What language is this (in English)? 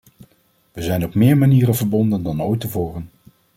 Dutch